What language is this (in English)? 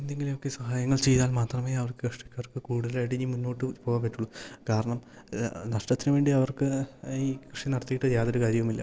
Malayalam